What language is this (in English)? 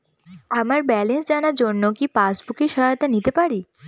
Bangla